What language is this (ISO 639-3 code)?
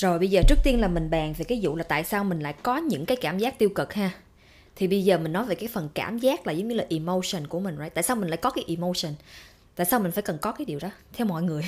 vie